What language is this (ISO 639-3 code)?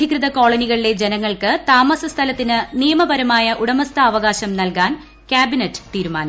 mal